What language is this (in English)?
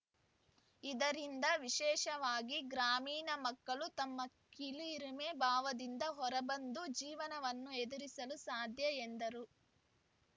Kannada